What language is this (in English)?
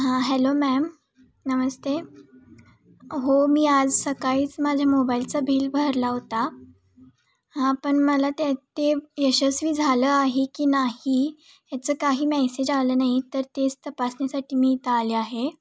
Marathi